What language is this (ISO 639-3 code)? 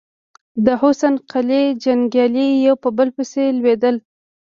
pus